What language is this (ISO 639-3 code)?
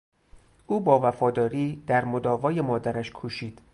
fas